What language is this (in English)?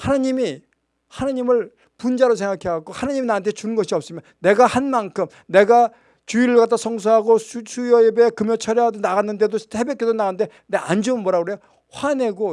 Korean